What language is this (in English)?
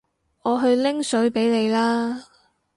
Cantonese